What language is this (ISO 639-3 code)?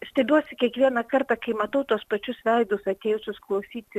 lit